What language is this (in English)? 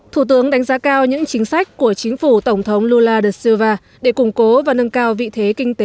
Vietnamese